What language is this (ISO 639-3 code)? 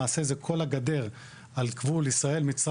heb